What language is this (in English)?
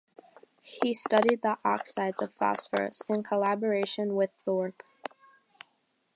English